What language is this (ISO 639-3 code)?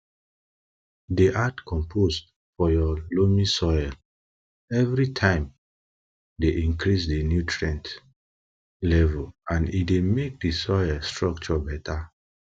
pcm